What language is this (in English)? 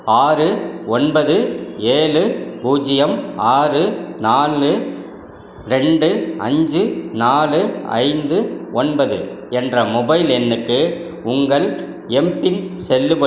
Tamil